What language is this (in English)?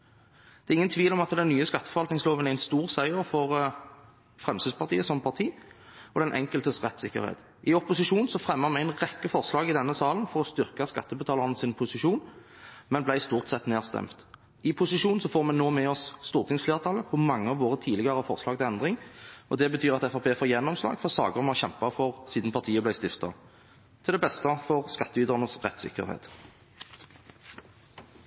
Norwegian Bokmål